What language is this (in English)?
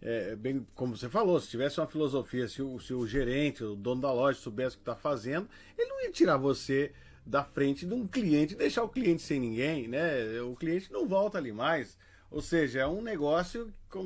Portuguese